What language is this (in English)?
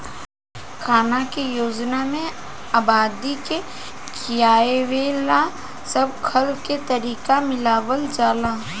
Bhojpuri